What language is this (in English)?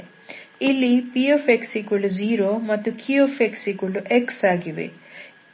Kannada